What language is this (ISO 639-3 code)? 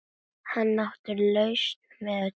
isl